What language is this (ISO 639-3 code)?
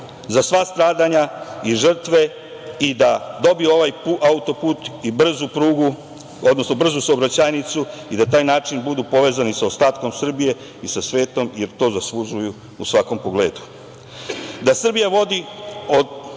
srp